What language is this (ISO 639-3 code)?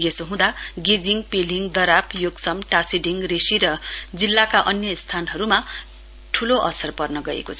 nep